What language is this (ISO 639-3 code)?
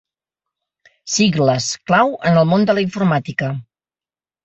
cat